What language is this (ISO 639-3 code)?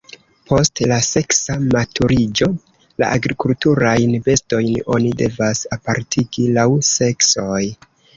epo